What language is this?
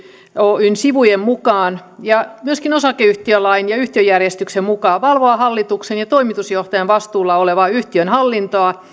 Finnish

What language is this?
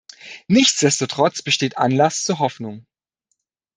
German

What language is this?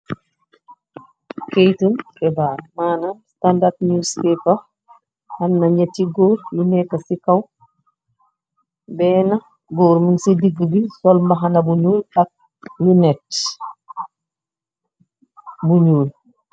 Wolof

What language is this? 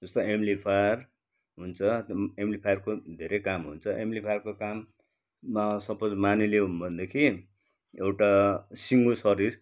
Nepali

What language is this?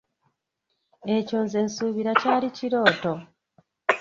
Ganda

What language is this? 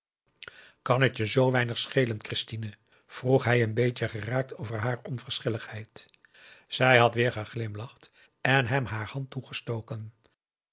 Dutch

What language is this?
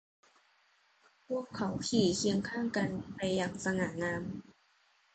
Thai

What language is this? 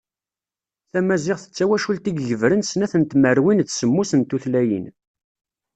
Kabyle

